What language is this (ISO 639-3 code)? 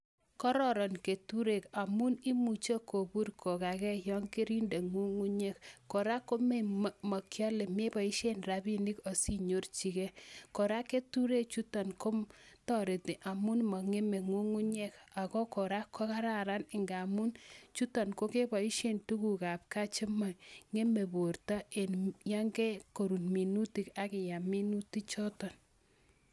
kln